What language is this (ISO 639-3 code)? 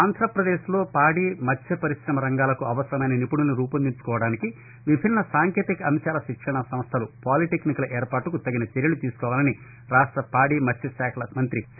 tel